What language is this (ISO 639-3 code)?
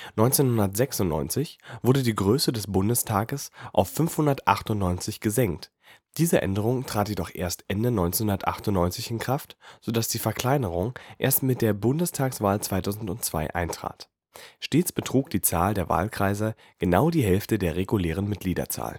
deu